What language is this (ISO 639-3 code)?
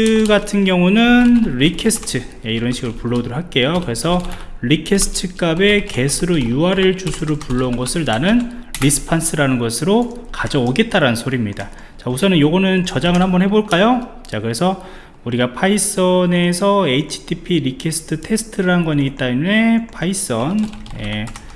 kor